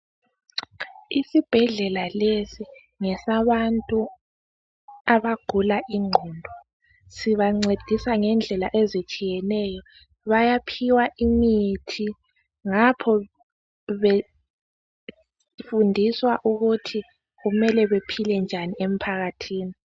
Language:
North Ndebele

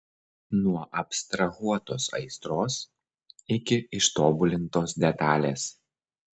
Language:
Lithuanian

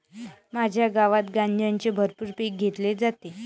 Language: Marathi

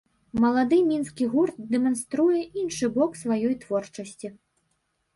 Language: Belarusian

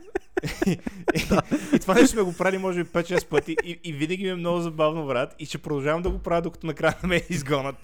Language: Bulgarian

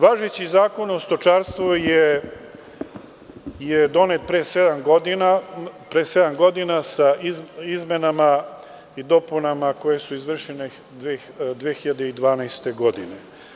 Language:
Serbian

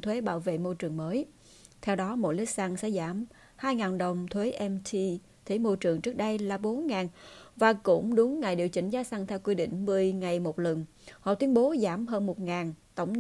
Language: Vietnamese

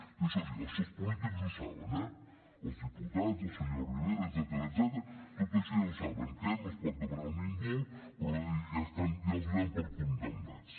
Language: Catalan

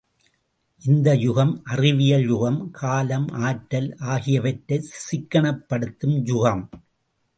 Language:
Tamil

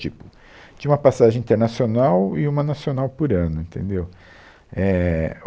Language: Portuguese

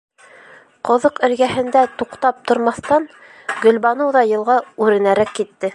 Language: Bashkir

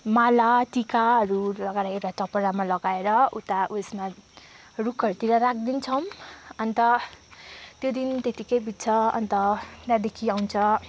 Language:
Nepali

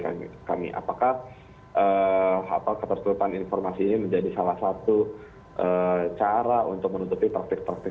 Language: Indonesian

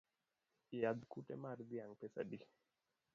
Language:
Luo (Kenya and Tanzania)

